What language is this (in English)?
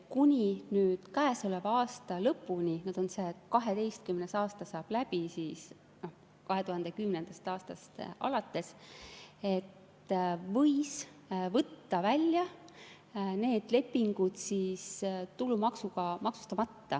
Estonian